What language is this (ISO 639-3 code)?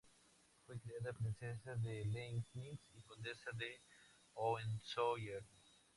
spa